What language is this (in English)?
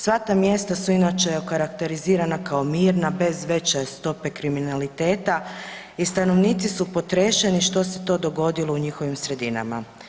Croatian